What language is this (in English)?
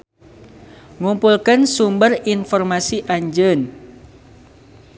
Sundanese